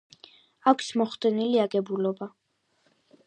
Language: Georgian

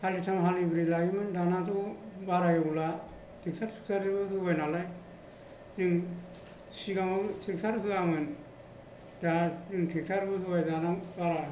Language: Bodo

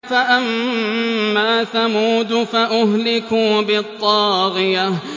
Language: Arabic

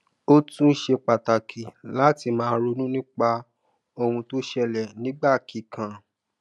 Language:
Yoruba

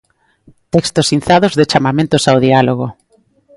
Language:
Galician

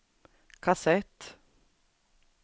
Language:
Swedish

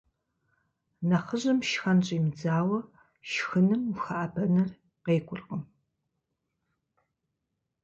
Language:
Kabardian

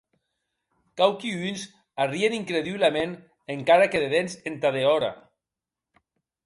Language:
Occitan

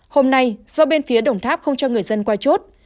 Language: Vietnamese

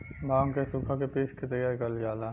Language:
Bhojpuri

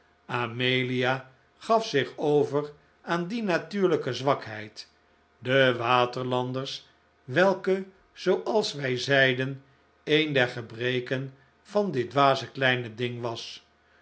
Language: Dutch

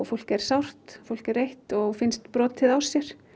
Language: Icelandic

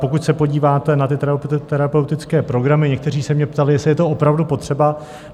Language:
Czech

